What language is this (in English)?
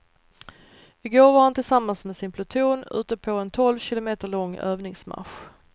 Swedish